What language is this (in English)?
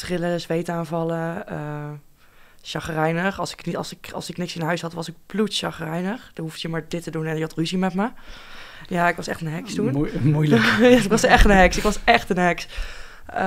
Dutch